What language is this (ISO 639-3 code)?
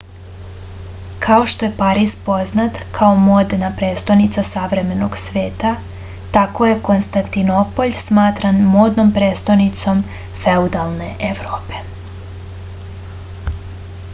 srp